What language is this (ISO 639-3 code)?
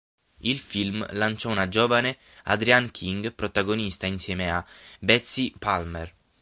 ita